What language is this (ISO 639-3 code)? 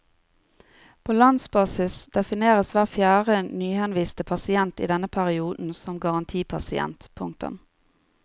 nor